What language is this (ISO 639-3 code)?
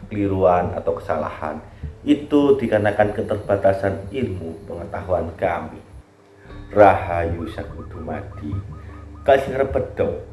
ind